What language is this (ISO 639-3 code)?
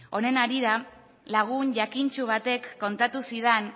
eus